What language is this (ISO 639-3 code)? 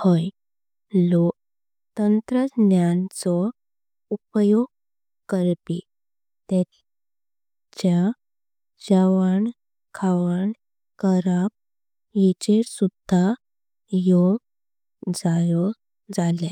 kok